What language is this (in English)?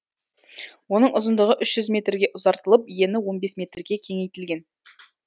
Kazakh